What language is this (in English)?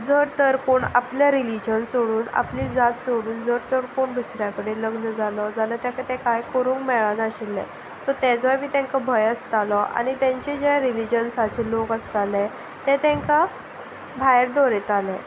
Konkani